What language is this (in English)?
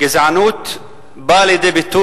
Hebrew